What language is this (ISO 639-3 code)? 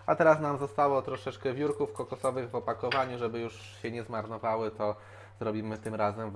pol